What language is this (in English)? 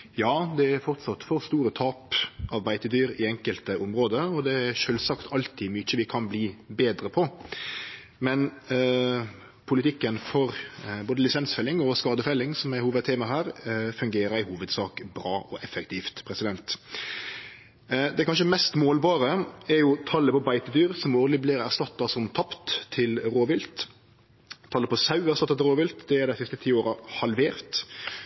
Norwegian Nynorsk